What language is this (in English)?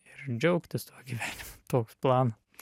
Lithuanian